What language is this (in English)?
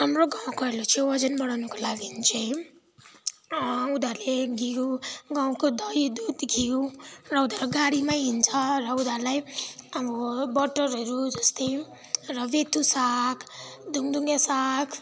Nepali